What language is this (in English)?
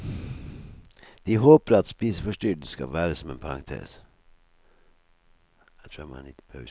Norwegian